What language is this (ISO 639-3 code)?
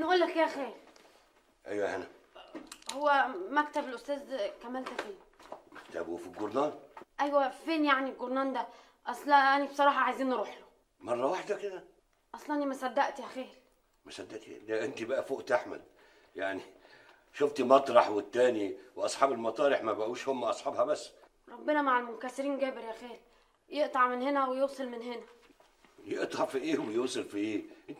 ara